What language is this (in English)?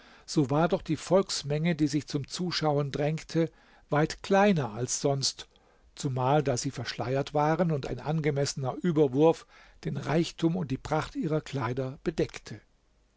German